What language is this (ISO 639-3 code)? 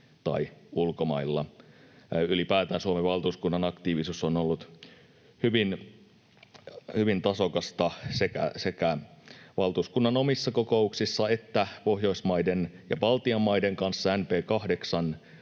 fin